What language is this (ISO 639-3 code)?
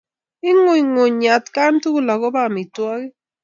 kln